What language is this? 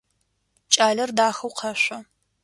Adyghe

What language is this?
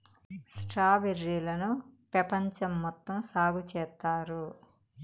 Telugu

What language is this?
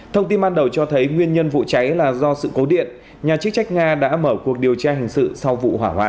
Vietnamese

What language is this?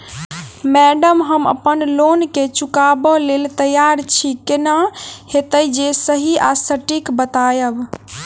Maithili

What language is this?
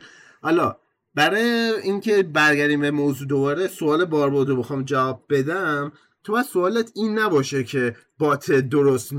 Persian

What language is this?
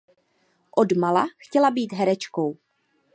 Czech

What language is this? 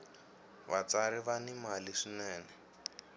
Tsonga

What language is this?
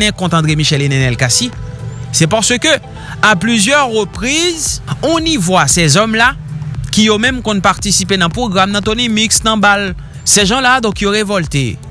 French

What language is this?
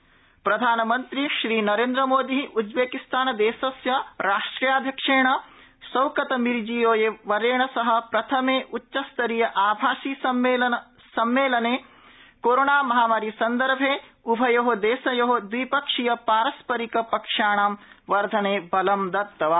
Sanskrit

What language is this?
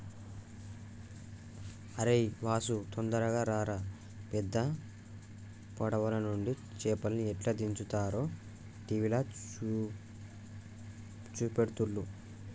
Telugu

